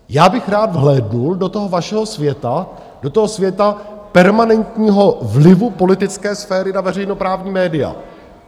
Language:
Czech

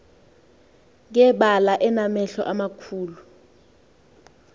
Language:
Xhosa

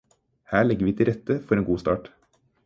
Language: Norwegian Bokmål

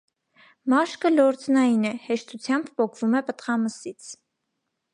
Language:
Armenian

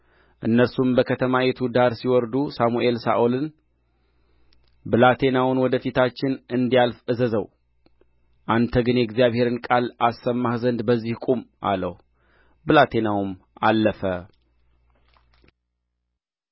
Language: Amharic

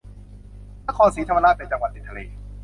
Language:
Thai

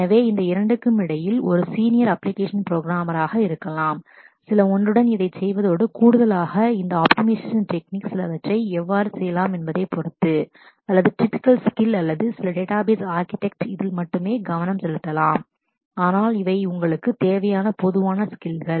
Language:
Tamil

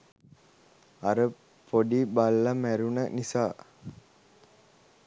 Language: Sinhala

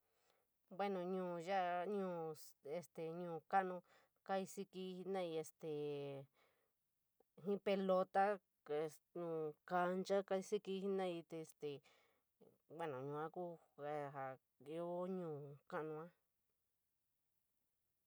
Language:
San Miguel El Grande Mixtec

